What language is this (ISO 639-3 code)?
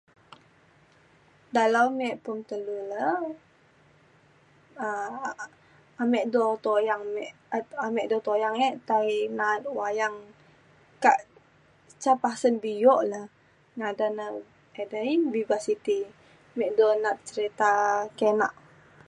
xkl